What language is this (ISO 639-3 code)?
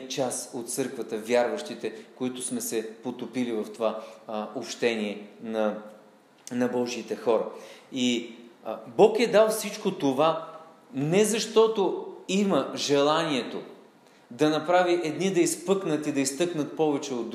bul